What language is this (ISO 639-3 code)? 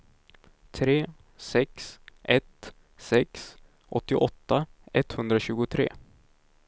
swe